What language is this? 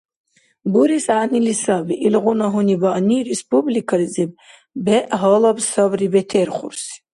Dargwa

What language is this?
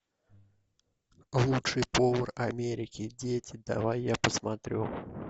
Russian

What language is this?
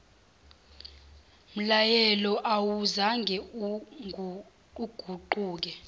Zulu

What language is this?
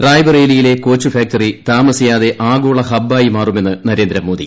Malayalam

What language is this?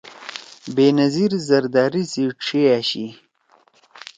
Torwali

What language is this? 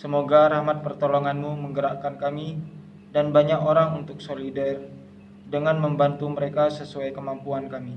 Indonesian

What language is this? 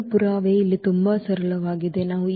Kannada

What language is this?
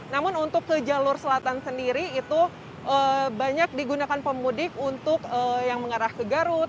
Indonesian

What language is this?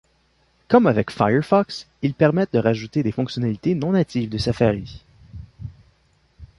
French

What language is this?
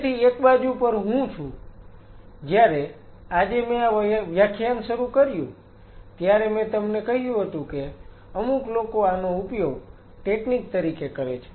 Gujarati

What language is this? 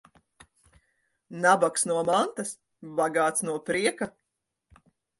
Latvian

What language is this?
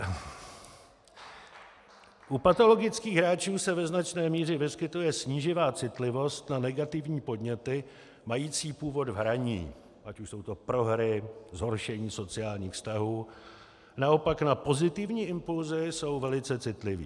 Czech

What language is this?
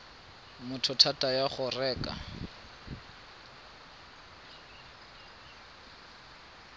Tswana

